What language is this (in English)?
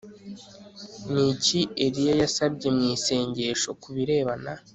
Kinyarwanda